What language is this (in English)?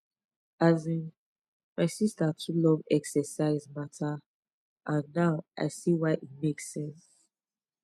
Nigerian Pidgin